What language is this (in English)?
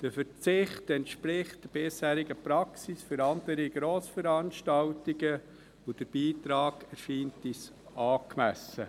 Swiss German